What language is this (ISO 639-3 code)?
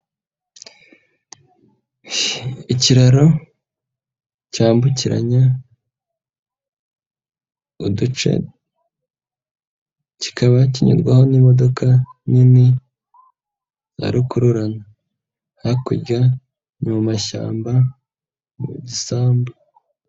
kin